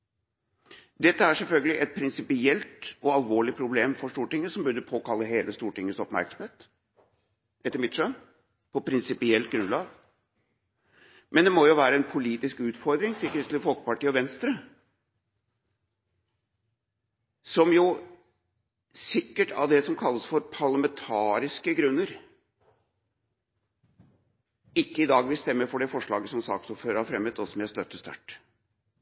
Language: Norwegian Bokmål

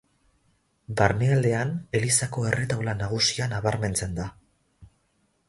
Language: Basque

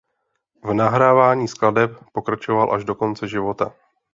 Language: Czech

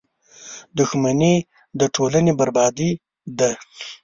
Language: Pashto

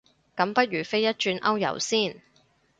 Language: Cantonese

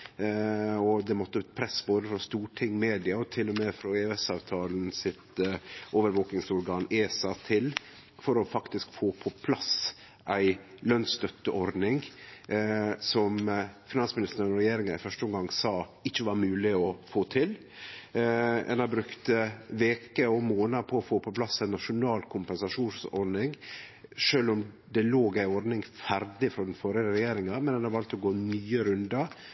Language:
Norwegian Nynorsk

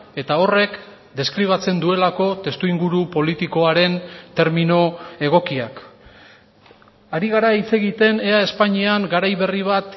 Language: Basque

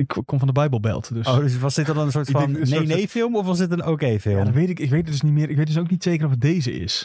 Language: Dutch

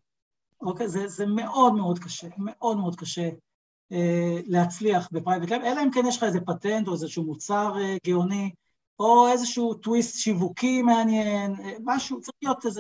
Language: Hebrew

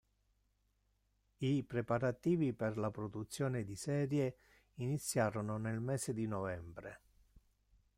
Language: Italian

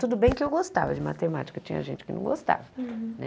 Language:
Portuguese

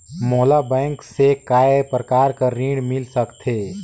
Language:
Chhattisgarhi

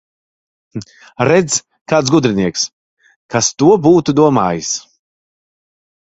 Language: Latvian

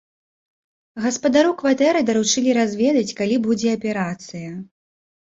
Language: Belarusian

